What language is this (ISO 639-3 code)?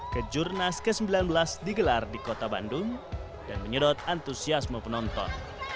ind